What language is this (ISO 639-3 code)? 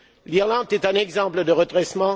fra